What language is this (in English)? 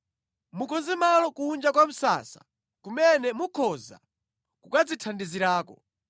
Nyanja